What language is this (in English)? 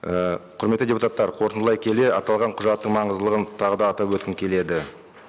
Kazakh